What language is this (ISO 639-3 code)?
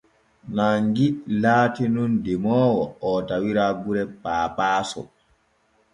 fue